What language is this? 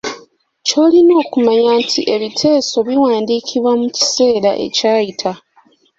Ganda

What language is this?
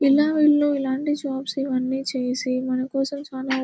Telugu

